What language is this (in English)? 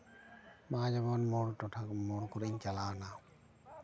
Santali